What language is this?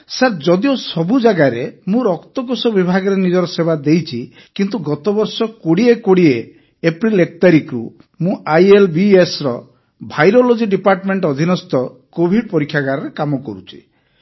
Odia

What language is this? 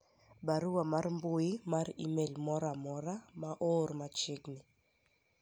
Luo (Kenya and Tanzania)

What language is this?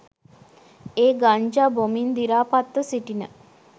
Sinhala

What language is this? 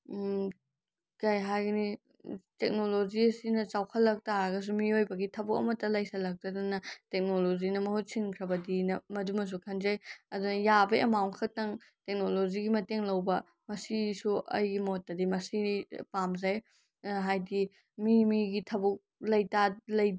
Manipuri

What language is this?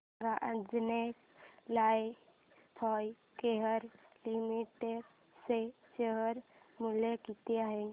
Marathi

